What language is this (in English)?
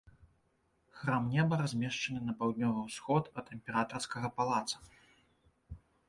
Belarusian